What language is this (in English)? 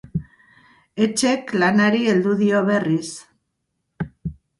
Basque